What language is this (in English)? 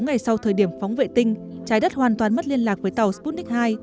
Vietnamese